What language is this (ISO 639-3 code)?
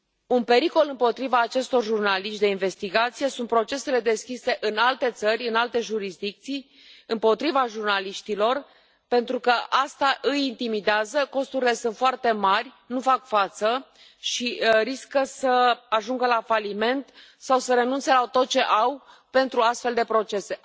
ron